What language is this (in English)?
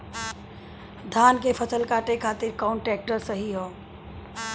Bhojpuri